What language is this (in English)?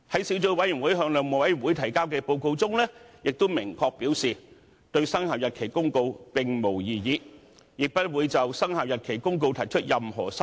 Cantonese